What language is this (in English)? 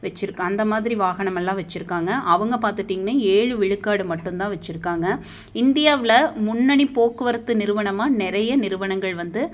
Tamil